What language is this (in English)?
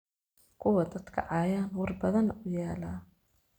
Somali